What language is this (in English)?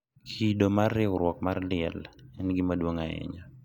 Luo (Kenya and Tanzania)